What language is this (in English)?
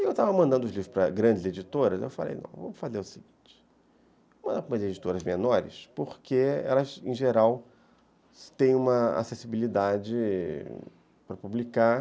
Portuguese